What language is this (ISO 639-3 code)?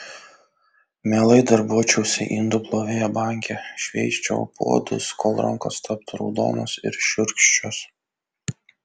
lit